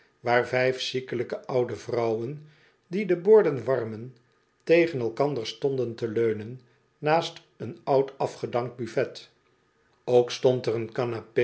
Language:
Dutch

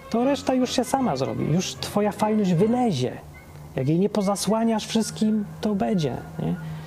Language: Polish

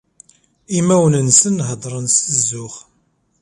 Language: Kabyle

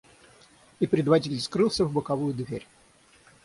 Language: Russian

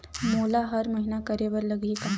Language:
Chhattisgarhi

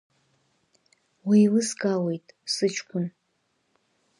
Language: Abkhazian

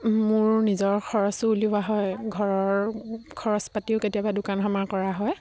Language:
Assamese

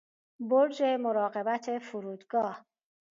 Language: Persian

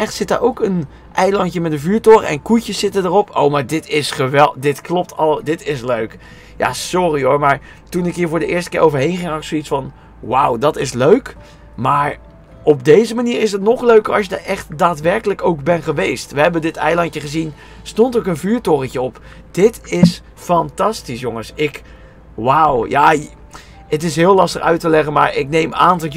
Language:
Dutch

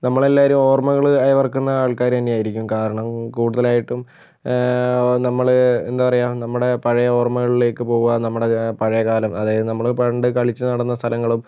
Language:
Malayalam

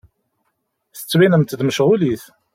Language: Kabyle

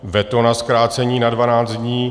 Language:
Czech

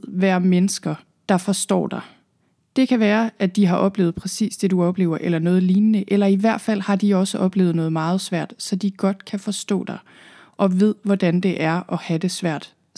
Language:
Danish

